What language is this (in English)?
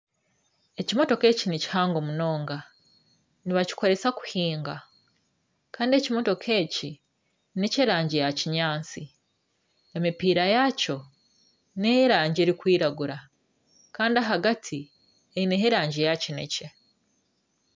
Nyankole